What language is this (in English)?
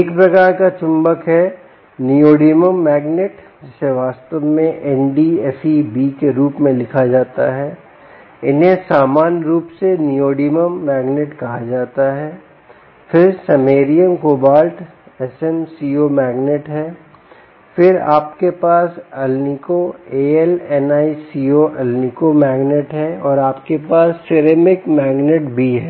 Hindi